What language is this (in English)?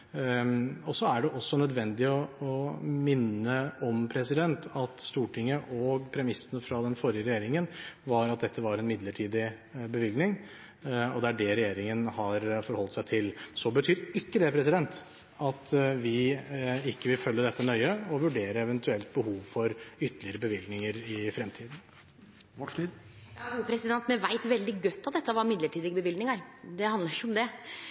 Norwegian